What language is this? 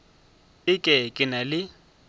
Northern Sotho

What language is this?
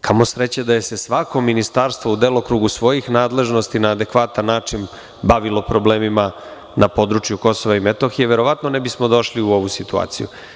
Serbian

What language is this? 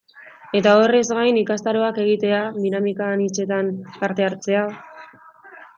Basque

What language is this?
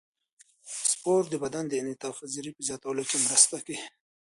Pashto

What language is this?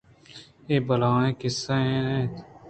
Eastern Balochi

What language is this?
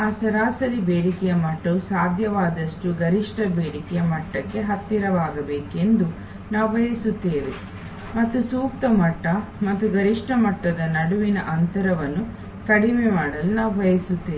Kannada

